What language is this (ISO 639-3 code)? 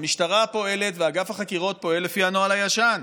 heb